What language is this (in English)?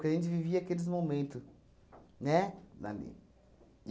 Portuguese